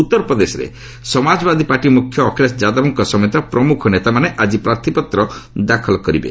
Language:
Odia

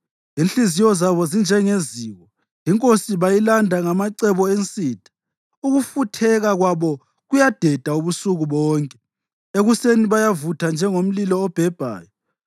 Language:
North Ndebele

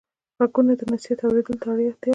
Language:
Pashto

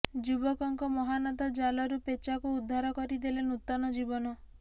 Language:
Odia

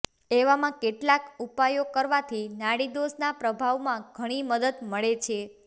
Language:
Gujarati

